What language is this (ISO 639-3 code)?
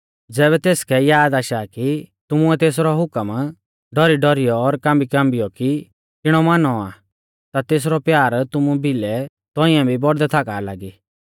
bfz